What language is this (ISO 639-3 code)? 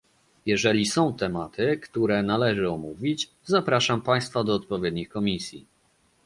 pol